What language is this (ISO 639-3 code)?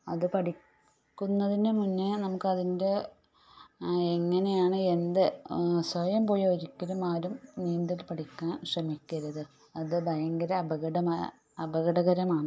mal